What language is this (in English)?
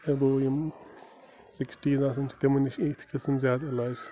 Kashmiri